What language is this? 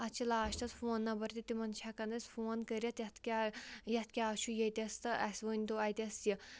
Kashmiri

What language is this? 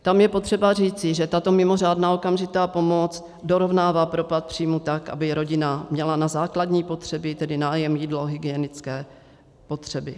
Czech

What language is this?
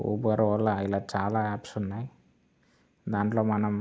Telugu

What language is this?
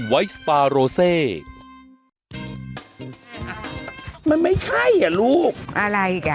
Thai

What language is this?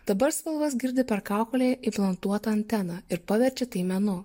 Lithuanian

